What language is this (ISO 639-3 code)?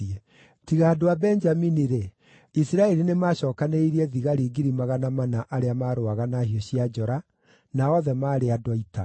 kik